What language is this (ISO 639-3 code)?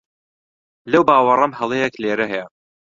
ckb